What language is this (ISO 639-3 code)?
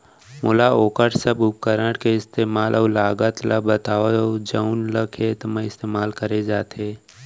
hne